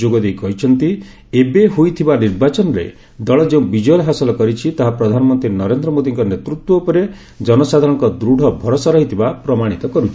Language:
Odia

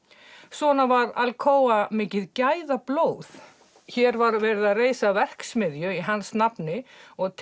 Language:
Icelandic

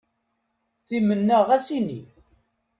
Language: Kabyle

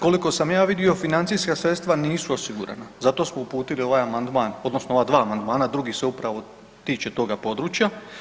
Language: Croatian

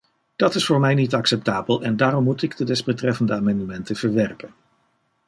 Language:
Dutch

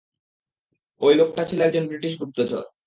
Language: Bangla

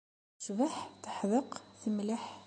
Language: Kabyle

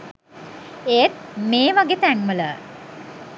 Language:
Sinhala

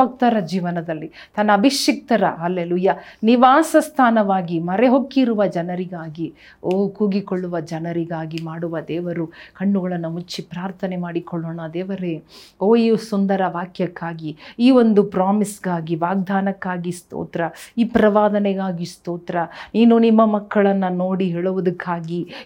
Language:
Kannada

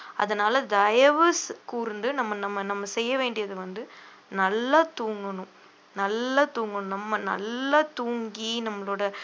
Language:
Tamil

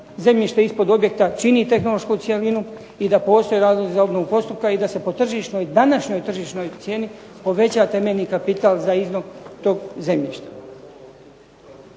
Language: Croatian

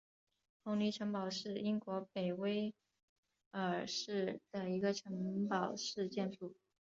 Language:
Chinese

